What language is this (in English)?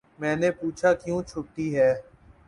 Urdu